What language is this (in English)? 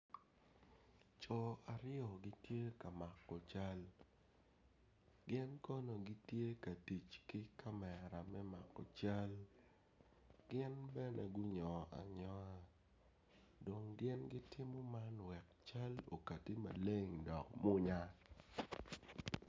Acoli